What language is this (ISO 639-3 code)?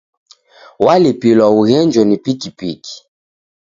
dav